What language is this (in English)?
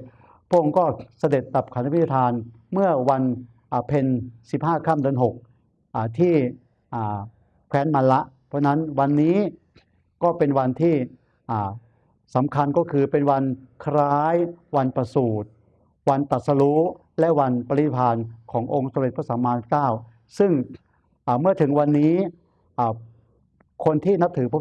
Thai